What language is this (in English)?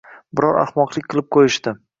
Uzbek